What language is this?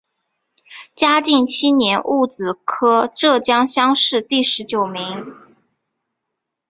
Chinese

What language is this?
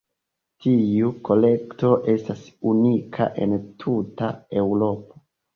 Esperanto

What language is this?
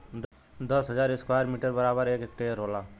Bhojpuri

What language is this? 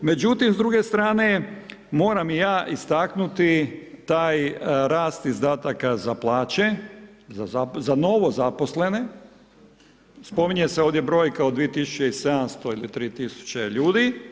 Croatian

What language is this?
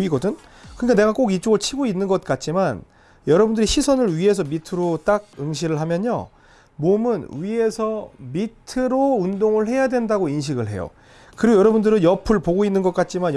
Korean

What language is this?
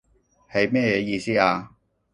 Cantonese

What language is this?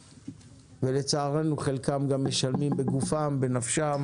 Hebrew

